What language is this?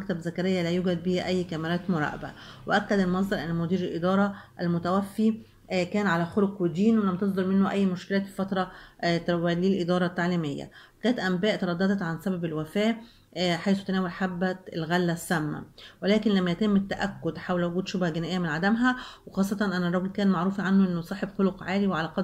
Arabic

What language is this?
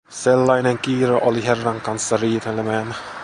Finnish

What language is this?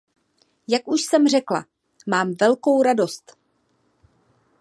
Czech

